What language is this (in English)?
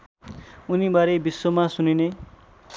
Nepali